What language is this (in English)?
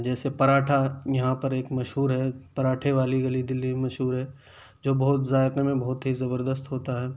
Urdu